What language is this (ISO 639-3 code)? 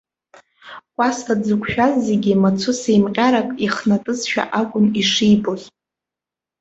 abk